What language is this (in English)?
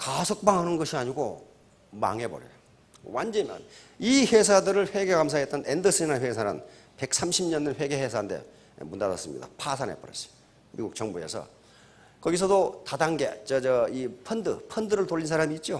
Korean